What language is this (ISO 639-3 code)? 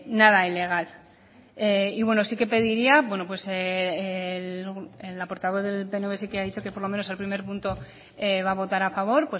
spa